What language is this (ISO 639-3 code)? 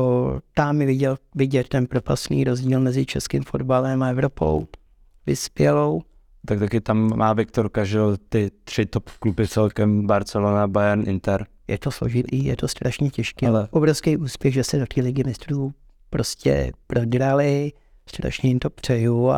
ces